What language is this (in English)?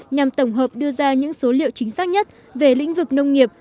Vietnamese